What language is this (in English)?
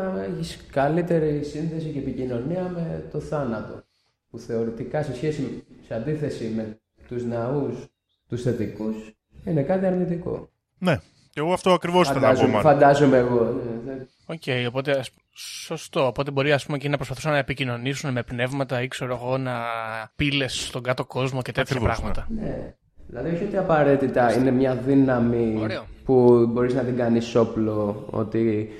Greek